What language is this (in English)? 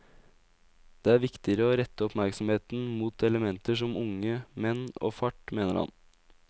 Norwegian